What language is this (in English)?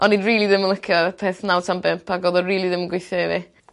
Welsh